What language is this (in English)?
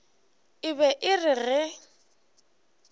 Northern Sotho